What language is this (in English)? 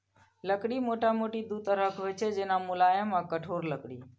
Maithili